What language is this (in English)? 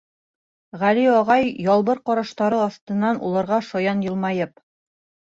Bashkir